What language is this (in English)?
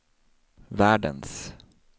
Swedish